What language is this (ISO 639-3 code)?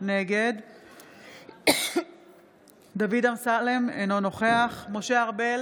heb